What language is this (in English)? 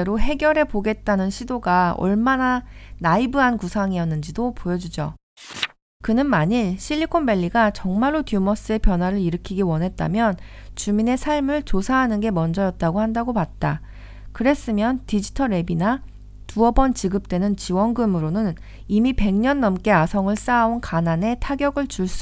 Korean